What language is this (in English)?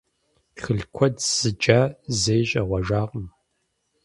Kabardian